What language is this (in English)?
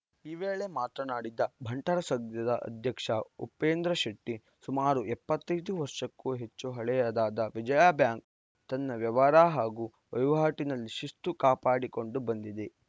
Kannada